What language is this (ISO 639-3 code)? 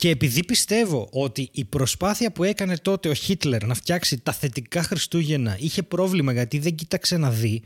ell